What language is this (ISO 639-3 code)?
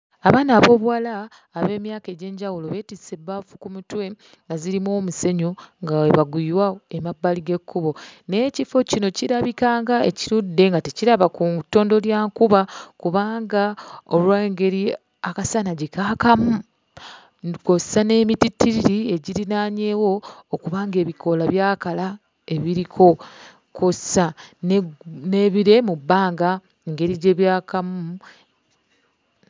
lug